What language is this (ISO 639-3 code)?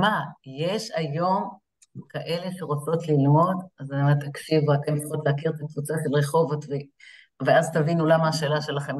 heb